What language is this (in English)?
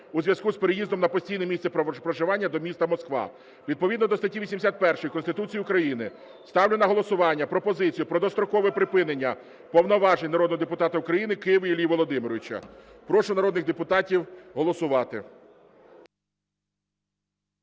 Ukrainian